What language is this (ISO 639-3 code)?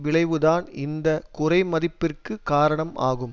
tam